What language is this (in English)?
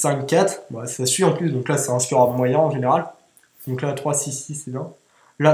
French